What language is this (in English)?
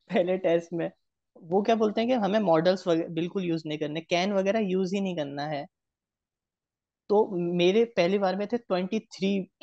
Hindi